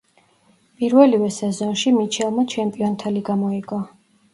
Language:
Georgian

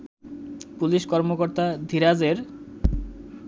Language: Bangla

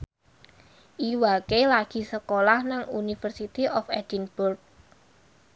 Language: Javanese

